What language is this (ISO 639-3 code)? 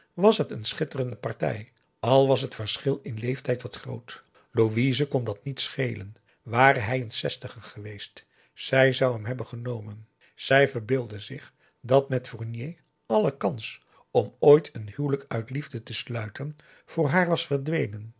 nld